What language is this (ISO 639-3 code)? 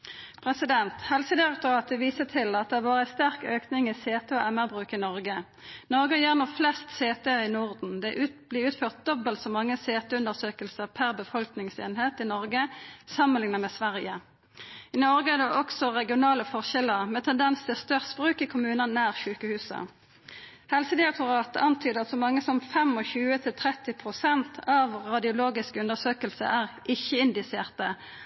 nno